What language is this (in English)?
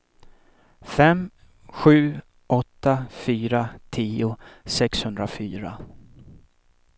Swedish